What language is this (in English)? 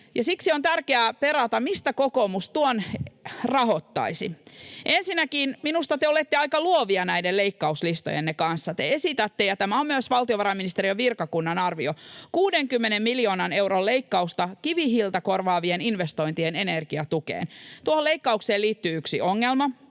Finnish